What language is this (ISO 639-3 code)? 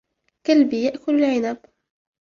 ara